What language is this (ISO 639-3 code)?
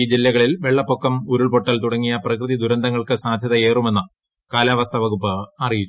mal